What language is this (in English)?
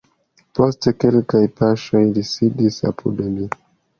Esperanto